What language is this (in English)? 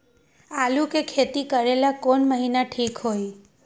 Magahi